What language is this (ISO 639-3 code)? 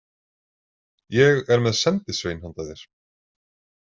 isl